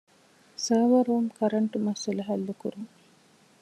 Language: Divehi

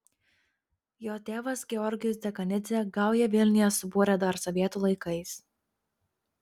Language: Lithuanian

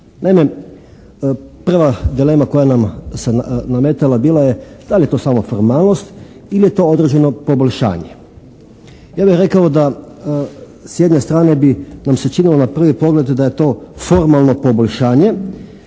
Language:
Croatian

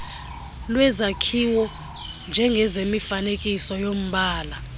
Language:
Xhosa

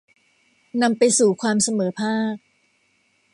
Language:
Thai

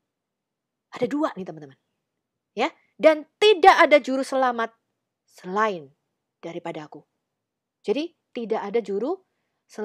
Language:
Indonesian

